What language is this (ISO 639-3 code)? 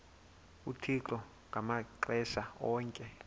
xho